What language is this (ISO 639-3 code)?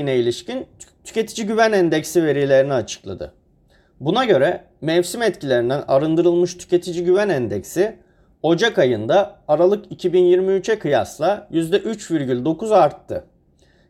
tur